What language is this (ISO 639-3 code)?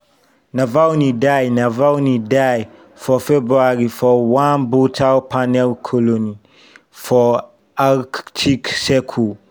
pcm